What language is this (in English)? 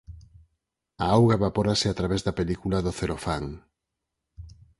Galician